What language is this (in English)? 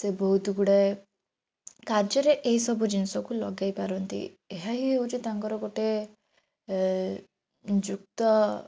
Odia